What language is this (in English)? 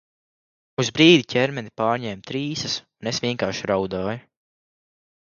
Latvian